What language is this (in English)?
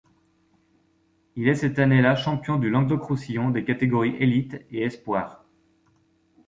French